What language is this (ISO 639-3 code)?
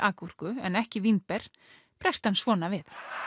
isl